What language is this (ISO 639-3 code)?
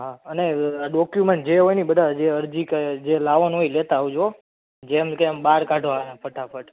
guj